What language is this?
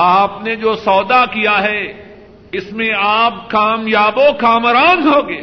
Urdu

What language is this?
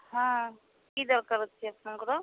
Odia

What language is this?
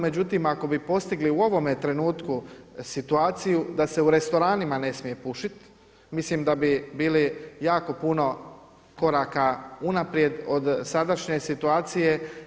Croatian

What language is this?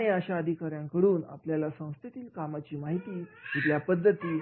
Marathi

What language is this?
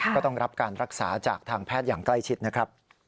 Thai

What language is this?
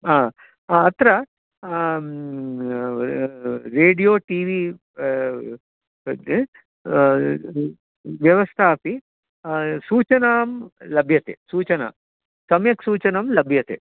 Sanskrit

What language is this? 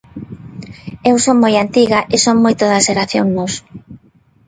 Galician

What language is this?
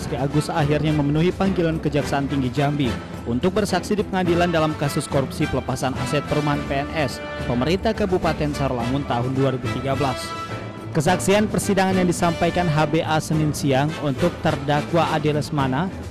Indonesian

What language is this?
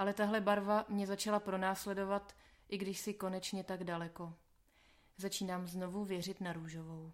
Czech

